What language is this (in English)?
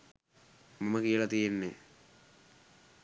Sinhala